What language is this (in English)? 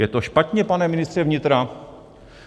Czech